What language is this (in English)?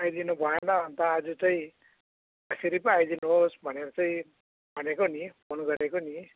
Nepali